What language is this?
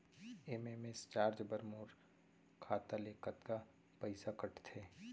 Chhattisgarhi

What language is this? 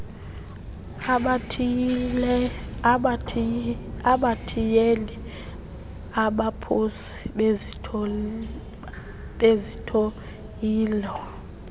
Xhosa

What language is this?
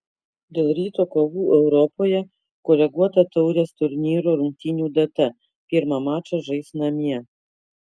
Lithuanian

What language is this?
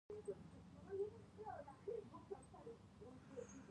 Pashto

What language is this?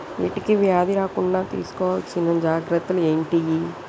Telugu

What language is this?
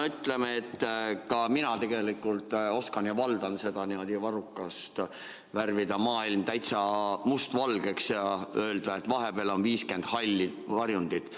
Estonian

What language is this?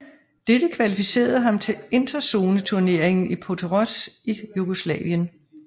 Danish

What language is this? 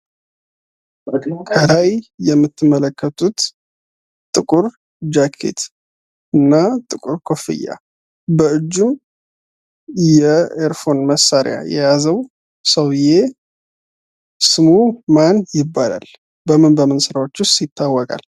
Amharic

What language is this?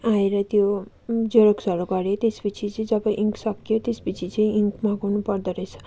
Nepali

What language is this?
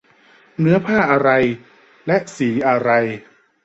Thai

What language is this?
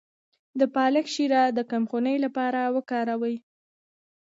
Pashto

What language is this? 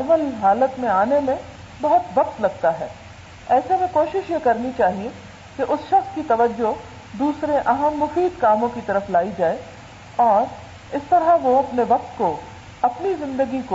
Urdu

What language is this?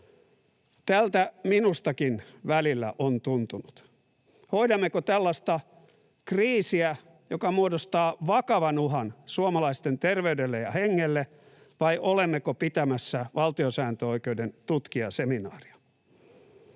Finnish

